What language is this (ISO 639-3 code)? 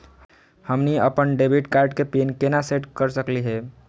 mag